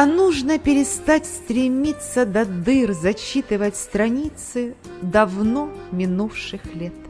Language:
Russian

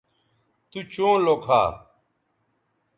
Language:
Bateri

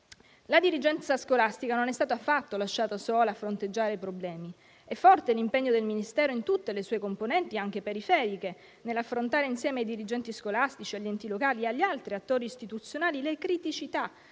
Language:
Italian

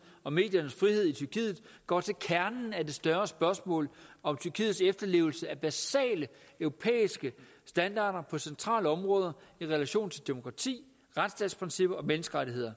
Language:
Danish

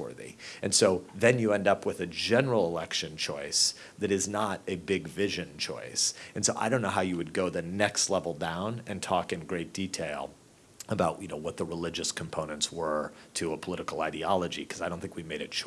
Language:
English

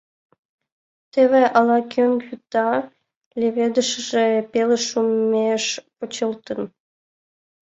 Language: Mari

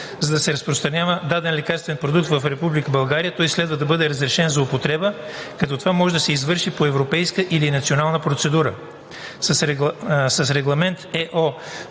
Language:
Bulgarian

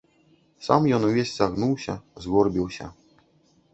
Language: Belarusian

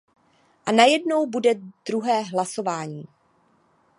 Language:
Czech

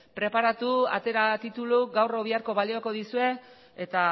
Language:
Basque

